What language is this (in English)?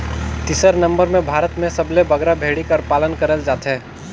Chhattisgarhi